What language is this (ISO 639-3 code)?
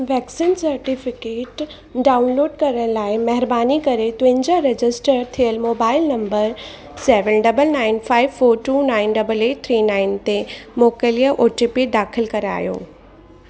snd